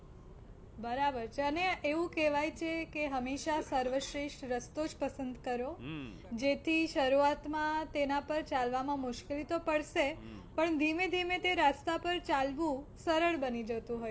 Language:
Gujarati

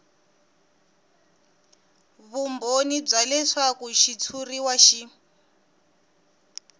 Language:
Tsonga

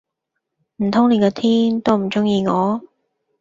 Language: Cantonese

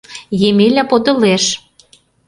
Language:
Mari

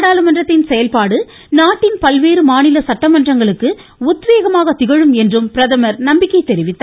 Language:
Tamil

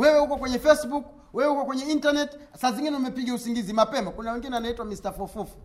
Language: Swahili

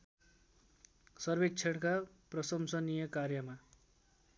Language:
Nepali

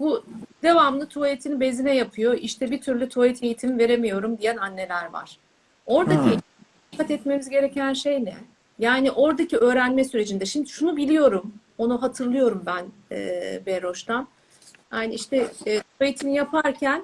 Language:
Turkish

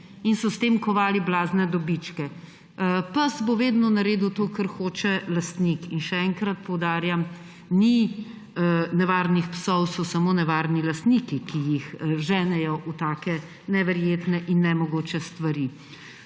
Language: Slovenian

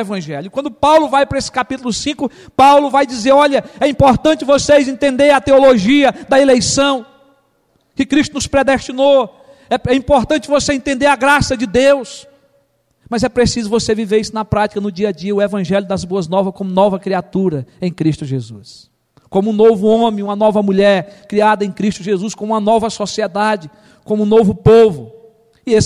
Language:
Portuguese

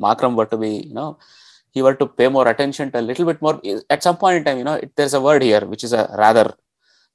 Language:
English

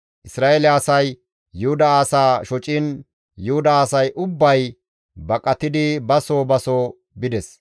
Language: Gamo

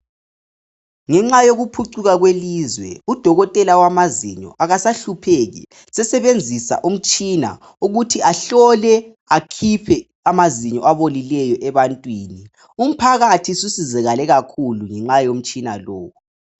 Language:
North Ndebele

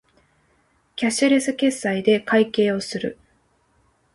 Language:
Japanese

